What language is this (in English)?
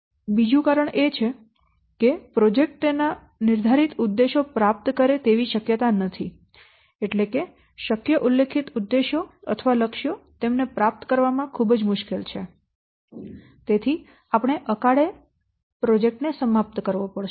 Gujarati